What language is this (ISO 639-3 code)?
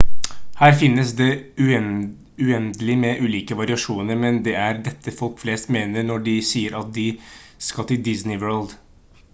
nob